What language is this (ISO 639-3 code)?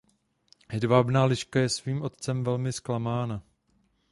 ces